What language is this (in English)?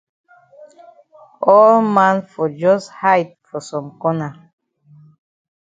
Cameroon Pidgin